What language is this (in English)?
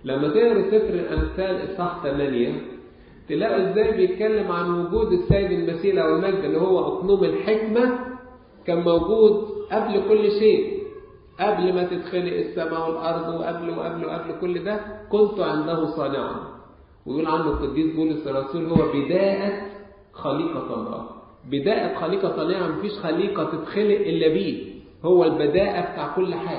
Arabic